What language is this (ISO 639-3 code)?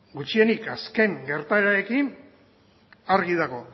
eus